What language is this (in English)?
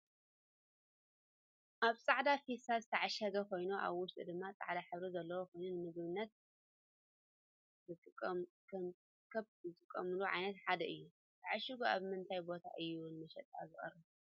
Tigrinya